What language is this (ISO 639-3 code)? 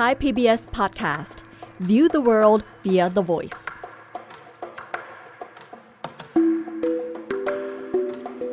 tha